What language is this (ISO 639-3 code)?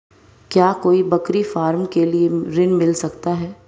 hin